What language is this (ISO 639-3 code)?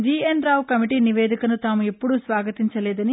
tel